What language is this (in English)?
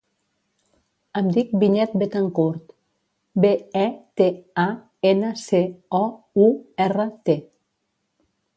Catalan